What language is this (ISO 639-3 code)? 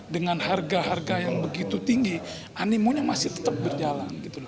ind